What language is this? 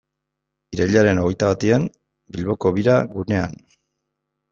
Basque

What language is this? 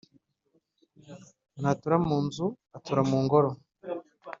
Kinyarwanda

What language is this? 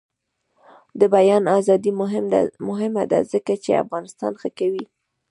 Pashto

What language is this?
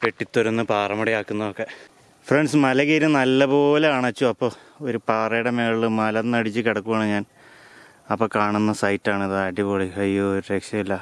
Malayalam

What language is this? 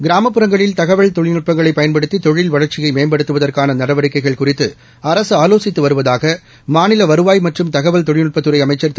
Tamil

